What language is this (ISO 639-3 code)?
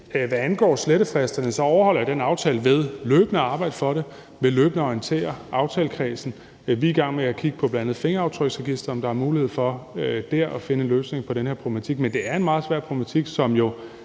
dan